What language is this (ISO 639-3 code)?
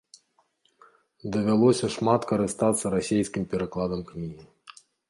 bel